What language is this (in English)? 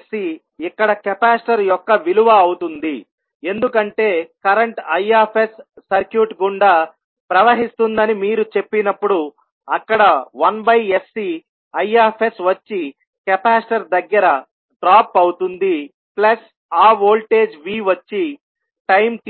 Telugu